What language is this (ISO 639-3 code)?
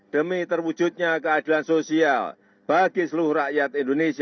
ind